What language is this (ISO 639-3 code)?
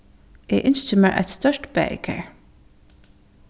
fao